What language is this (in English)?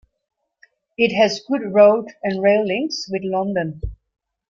English